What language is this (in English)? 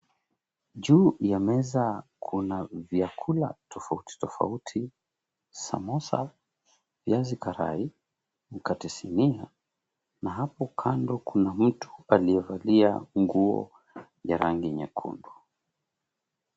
Swahili